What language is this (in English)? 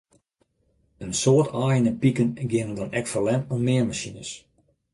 Western Frisian